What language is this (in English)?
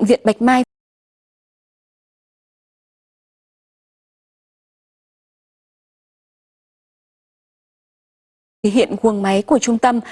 Vietnamese